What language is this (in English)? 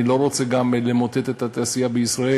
Hebrew